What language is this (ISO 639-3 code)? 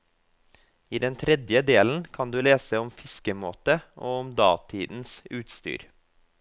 nor